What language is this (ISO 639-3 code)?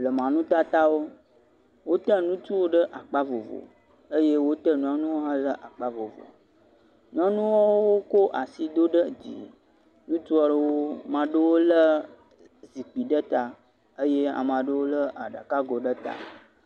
ewe